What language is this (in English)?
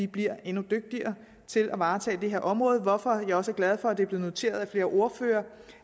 Danish